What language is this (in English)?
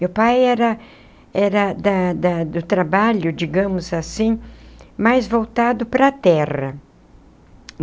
Portuguese